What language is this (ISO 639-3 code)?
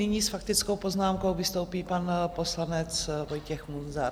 ces